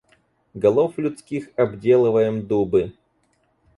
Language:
Russian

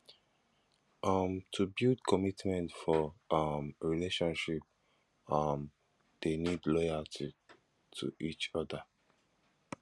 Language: Nigerian Pidgin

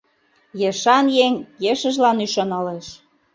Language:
Mari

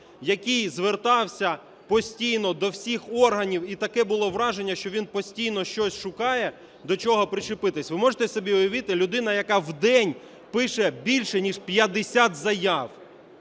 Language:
Ukrainian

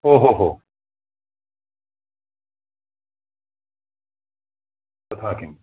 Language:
Sanskrit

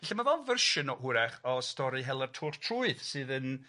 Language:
Welsh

